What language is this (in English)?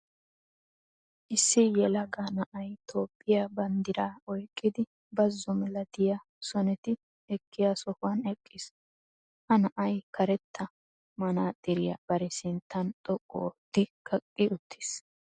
Wolaytta